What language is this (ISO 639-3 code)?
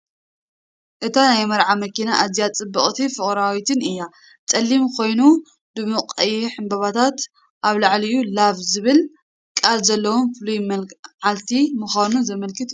tir